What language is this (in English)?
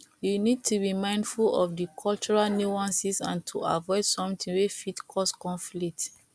Nigerian Pidgin